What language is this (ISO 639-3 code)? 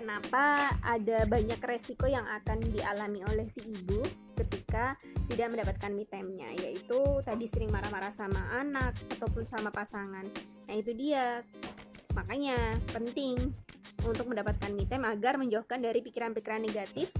ind